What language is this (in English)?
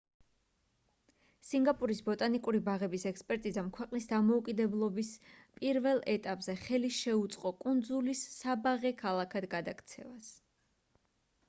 Georgian